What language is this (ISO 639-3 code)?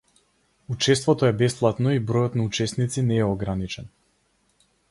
mkd